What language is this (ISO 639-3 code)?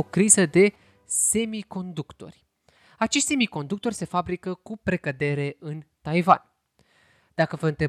ron